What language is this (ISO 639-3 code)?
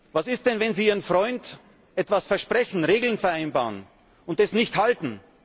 deu